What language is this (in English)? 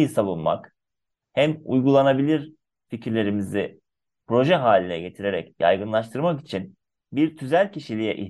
Turkish